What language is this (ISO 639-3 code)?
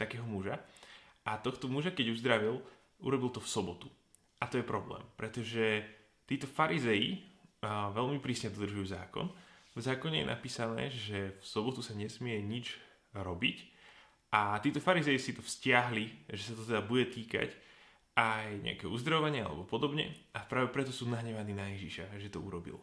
slk